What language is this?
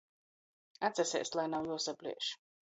Latgalian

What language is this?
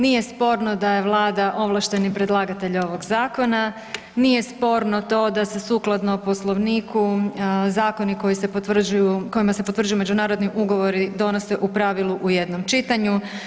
Croatian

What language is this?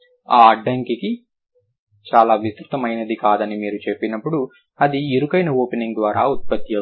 Telugu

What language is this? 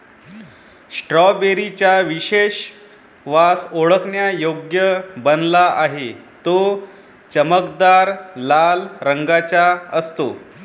Marathi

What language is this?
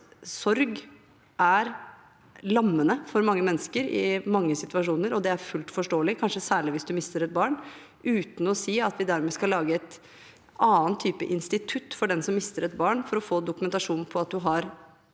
Norwegian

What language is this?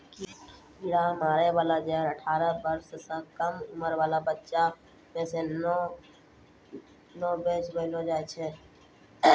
Maithili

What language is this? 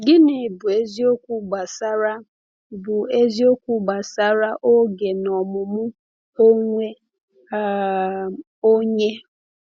Igbo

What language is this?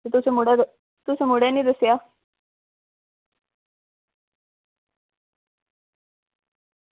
Dogri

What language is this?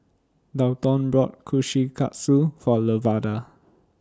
English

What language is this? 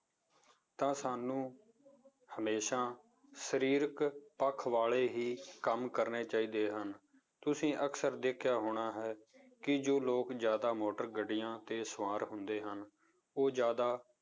Punjabi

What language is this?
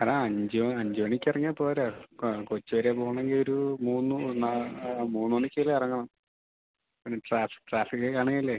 Malayalam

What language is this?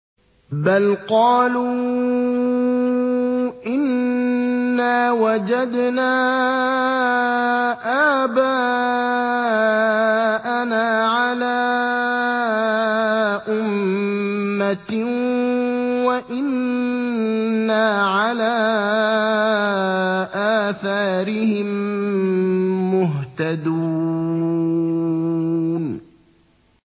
Arabic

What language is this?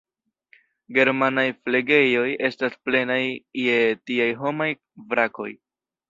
Esperanto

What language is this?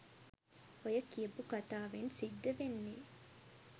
Sinhala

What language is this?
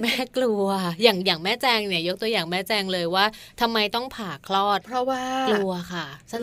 Thai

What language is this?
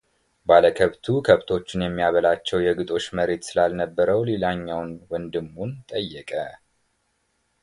Amharic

